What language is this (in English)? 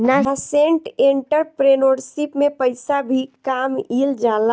Bhojpuri